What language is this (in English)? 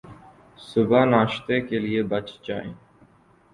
Urdu